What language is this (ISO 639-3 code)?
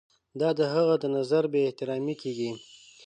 pus